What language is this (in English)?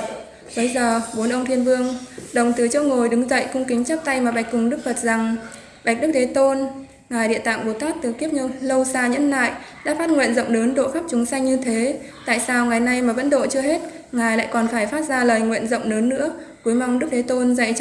Vietnamese